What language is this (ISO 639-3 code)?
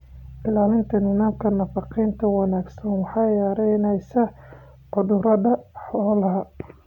som